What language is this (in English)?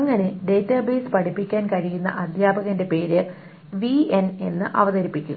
Malayalam